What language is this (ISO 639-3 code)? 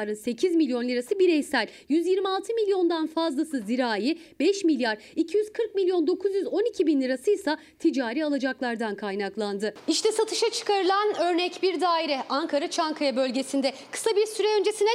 tur